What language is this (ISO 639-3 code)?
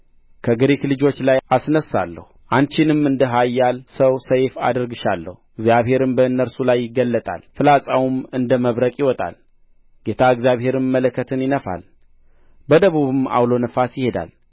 amh